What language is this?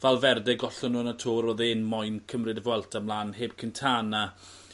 Welsh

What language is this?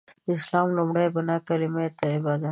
Pashto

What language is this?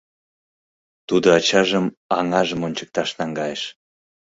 Mari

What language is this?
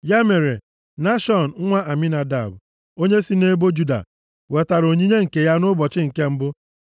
Igbo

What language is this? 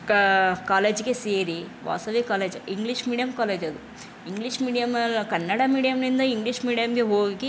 Kannada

